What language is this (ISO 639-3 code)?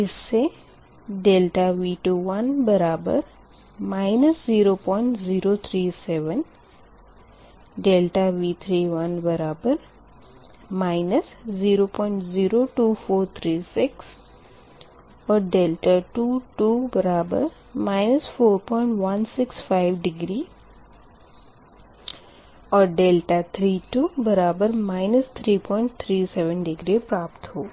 hin